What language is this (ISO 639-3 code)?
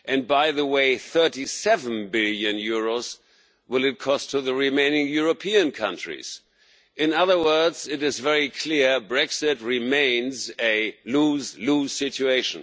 eng